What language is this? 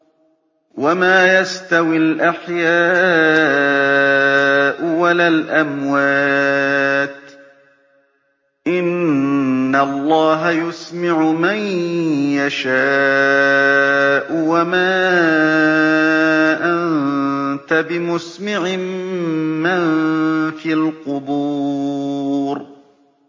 Arabic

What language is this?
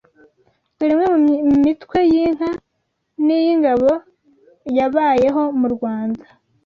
Kinyarwanda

